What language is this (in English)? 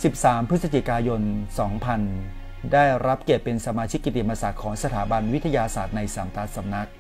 Thai